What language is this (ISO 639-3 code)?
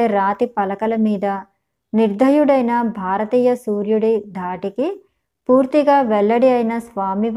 tel